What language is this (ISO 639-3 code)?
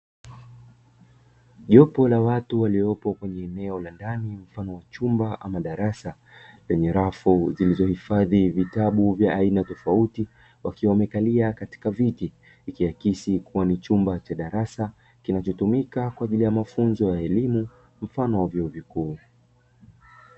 swa